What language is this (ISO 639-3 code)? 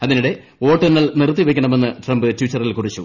mal